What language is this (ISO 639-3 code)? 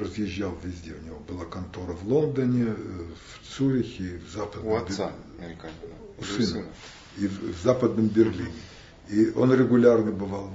rus